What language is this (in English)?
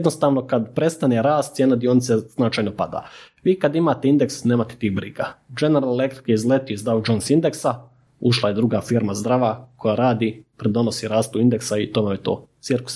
Croatian